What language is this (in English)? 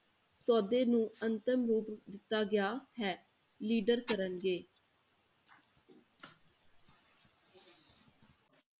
Punjabi